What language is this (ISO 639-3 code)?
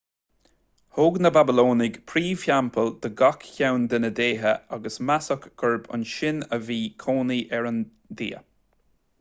gle